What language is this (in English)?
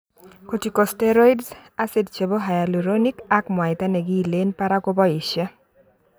Kalenjin